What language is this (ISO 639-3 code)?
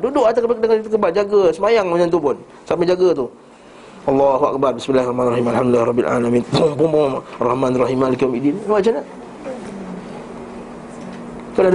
msa